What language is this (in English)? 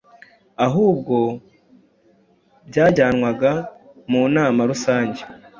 Kinyarwanda